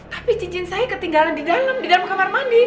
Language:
Indonesian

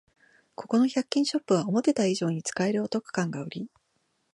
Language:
Japanese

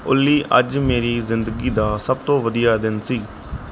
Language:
Punjabi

